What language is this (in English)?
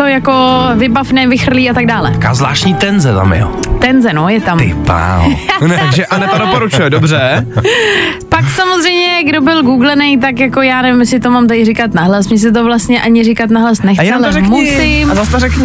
Czech